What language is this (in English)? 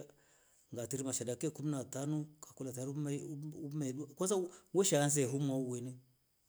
Rombo